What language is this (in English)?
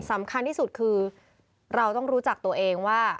Thai